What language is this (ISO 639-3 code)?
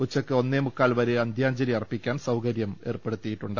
mal